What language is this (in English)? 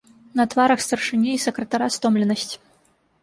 Belarusian